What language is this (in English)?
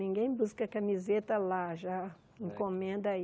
Portuguese